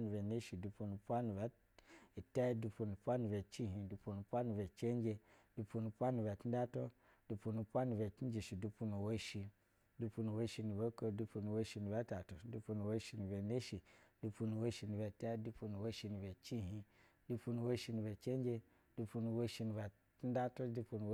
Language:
Basa (Nigeria)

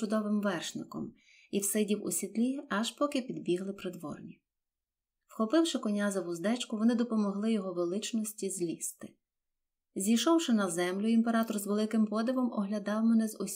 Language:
Ukrainian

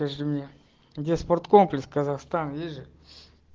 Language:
Russian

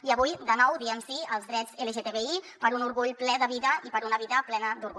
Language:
Catalan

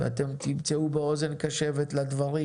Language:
Hebrew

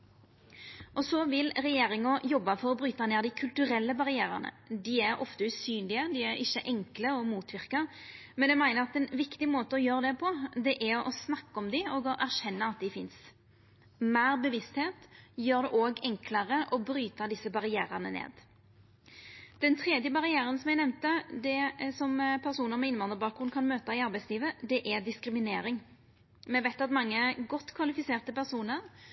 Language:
Norwegian Nynorsk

